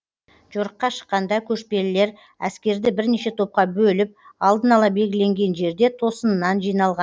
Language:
Kazakh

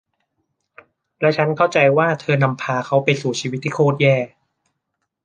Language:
Thai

